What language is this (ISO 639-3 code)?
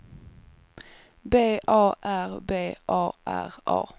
swe